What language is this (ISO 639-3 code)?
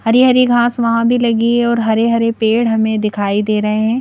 hin